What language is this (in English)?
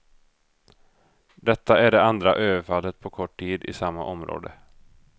Swedish